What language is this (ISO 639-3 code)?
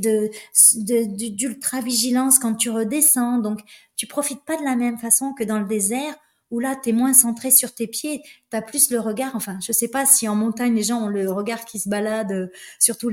fra